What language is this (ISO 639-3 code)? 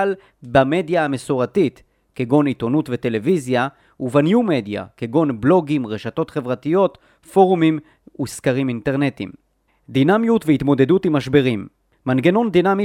heb